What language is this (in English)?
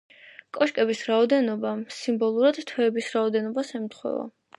Georgian